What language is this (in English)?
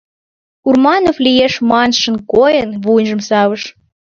Mari